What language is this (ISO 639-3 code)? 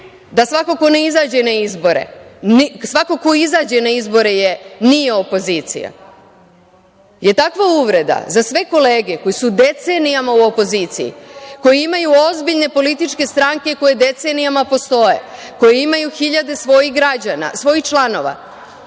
srp